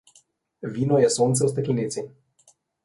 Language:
Slovenian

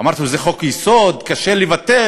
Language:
Hebrew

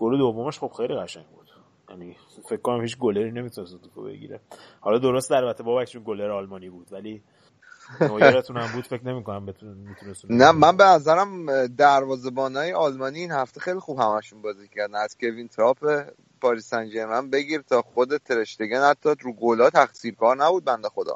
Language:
Persian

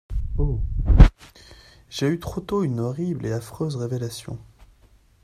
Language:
French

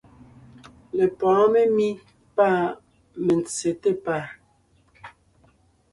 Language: Ngiemboon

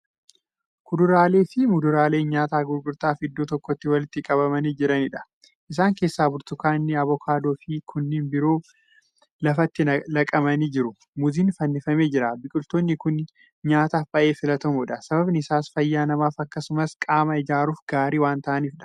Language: Oromo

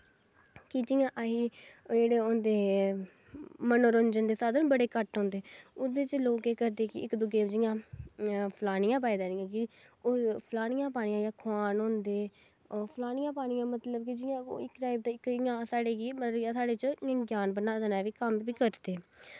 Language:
Dogri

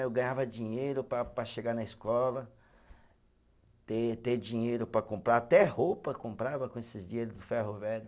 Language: Portuguese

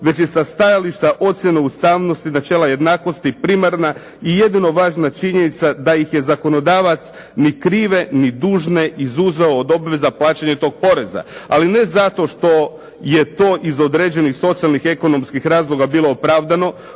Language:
Croatian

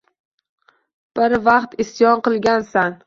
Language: Uzbek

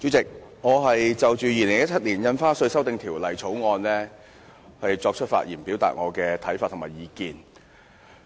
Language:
Cantonese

